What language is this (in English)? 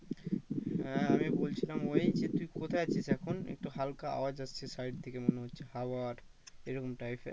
Bangla